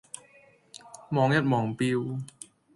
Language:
Cantonese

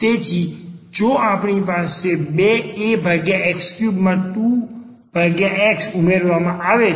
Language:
Gujarati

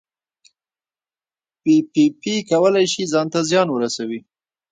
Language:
Pashto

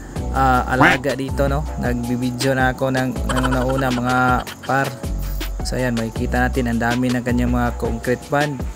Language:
Filipino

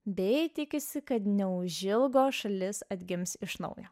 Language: Lithuanian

